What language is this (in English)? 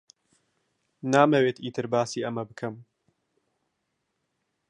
Central Kurdish